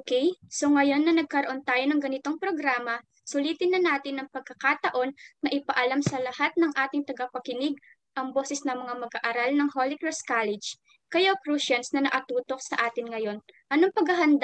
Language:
Filipino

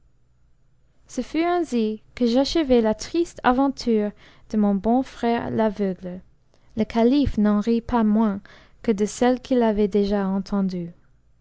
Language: French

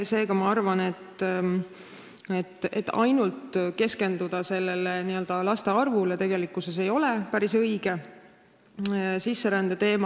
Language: Estonian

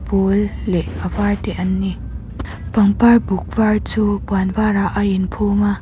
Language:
Mizo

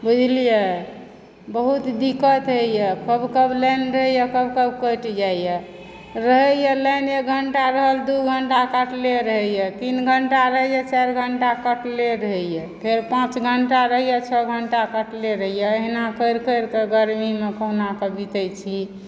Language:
Maithili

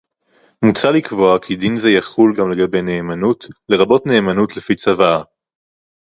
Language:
Hebrew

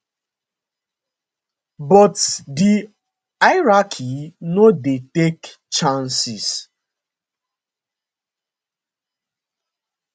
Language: Nigerian Pidgin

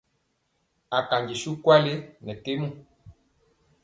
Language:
Mpiemo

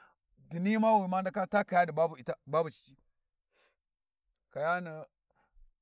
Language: Warji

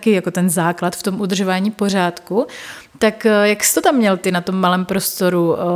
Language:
Czech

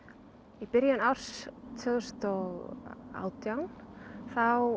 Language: Icelandic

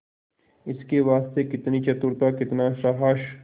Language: Hindi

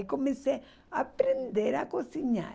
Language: Portuguese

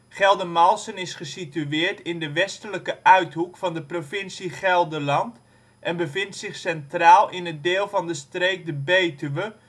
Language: Dutch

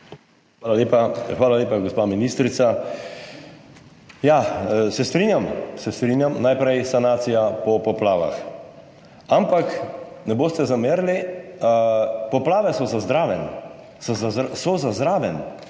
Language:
Slovenian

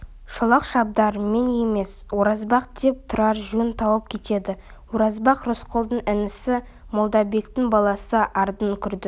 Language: Kazakh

